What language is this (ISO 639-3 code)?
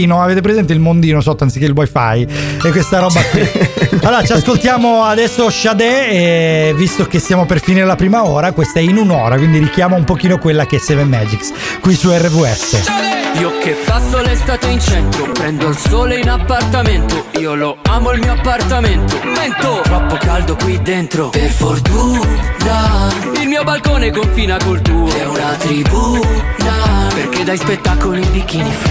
ita